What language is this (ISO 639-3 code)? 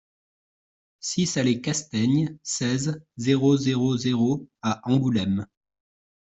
fra